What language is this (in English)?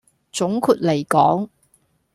Cantonese